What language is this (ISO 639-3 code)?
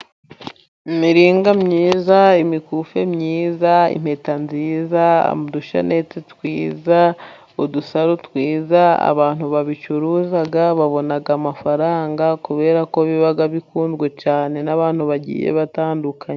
kin